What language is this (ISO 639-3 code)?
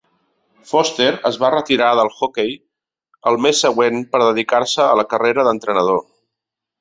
cat